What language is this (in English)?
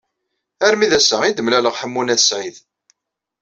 Kabyle